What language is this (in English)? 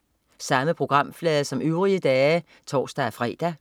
Danish